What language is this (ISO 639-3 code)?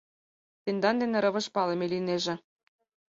chm